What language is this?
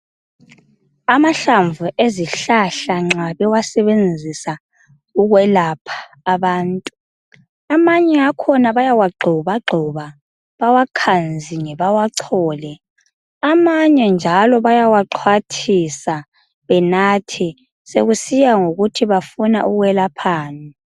North Ndebele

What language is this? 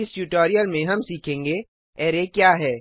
Hindi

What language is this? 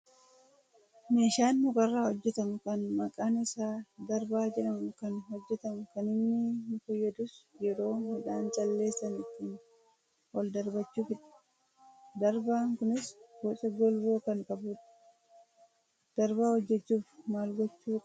Oromo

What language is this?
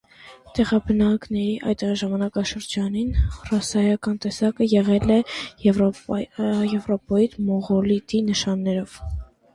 Armenian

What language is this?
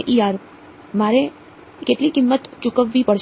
Gujarati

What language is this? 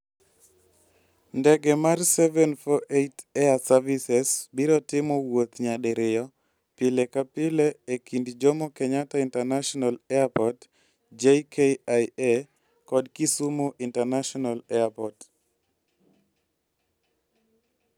Luo (Kenya and Tanzania)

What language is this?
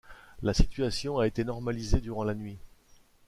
French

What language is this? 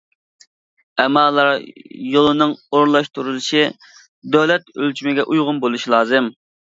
Uyghur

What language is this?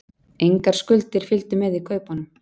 Icelandic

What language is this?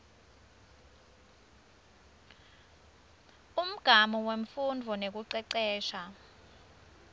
Swati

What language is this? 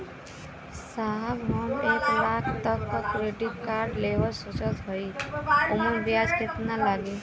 Bhojpuri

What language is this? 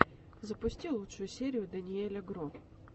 Russian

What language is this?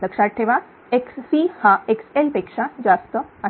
Marathi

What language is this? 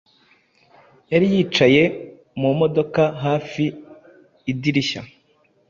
Kinyarwanda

